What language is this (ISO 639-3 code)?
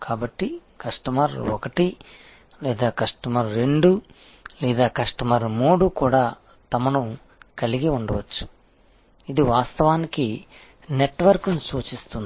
tel